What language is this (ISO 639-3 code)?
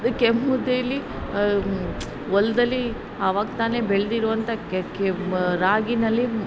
kan